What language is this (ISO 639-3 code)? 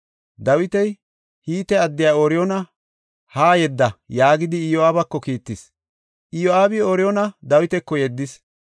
gof